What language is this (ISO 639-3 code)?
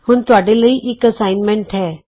pan